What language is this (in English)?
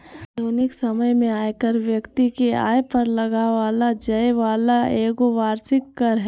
Magahi